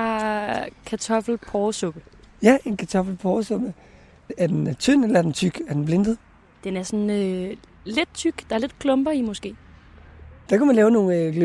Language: Danish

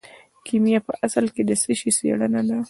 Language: Pashto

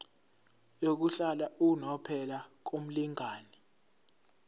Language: Zulu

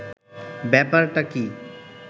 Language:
Bangla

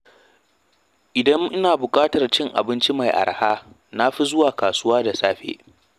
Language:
Hausa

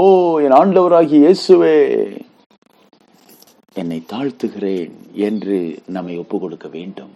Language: Tamil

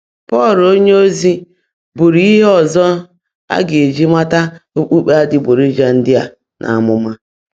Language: Igbo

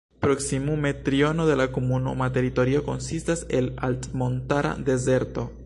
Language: Esperanto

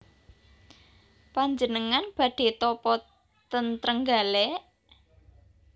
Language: Javanese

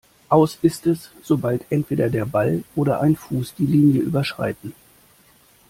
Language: German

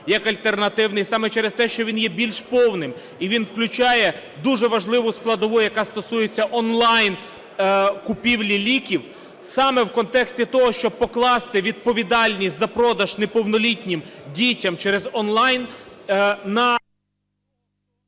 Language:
Ukrainian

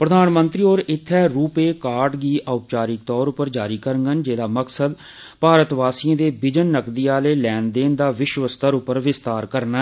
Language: Dogri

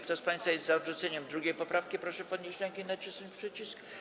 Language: Polish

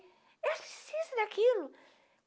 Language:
Portuguese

